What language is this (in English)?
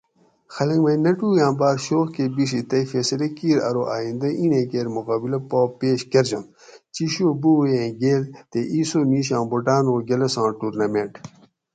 Gawri